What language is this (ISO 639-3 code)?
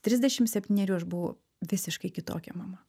lit